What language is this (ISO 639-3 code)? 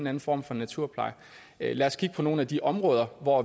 dan